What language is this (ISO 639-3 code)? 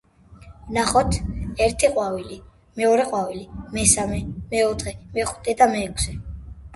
kat